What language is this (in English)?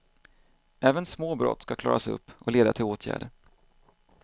Swedish